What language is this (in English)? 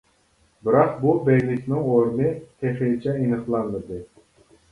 Uyghur